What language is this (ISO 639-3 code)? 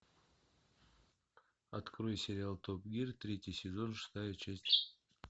rus